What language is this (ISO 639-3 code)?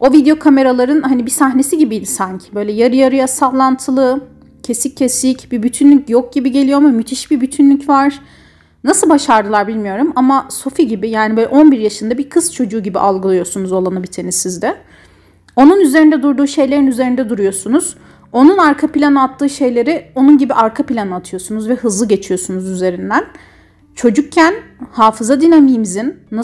tur